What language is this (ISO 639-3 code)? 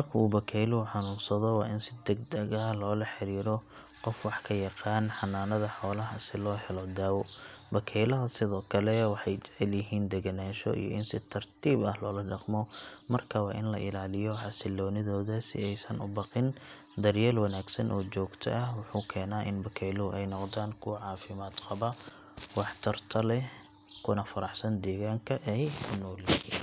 som